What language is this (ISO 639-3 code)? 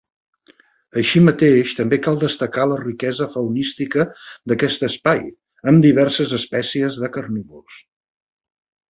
cat